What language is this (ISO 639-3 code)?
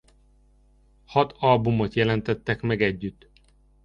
hun